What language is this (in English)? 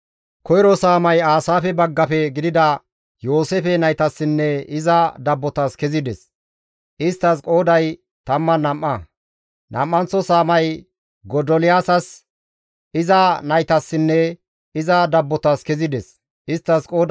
Gamo